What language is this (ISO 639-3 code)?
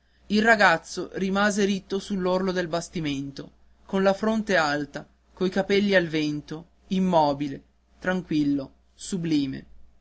ita